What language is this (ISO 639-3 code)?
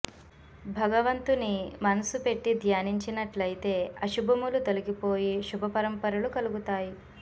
tel